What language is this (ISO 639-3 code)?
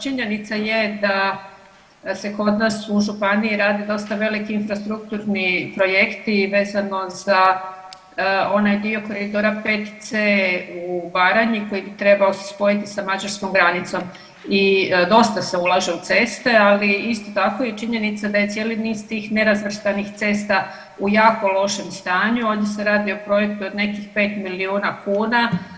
hrv